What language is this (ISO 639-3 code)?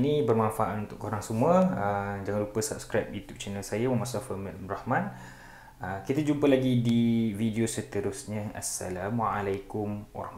msa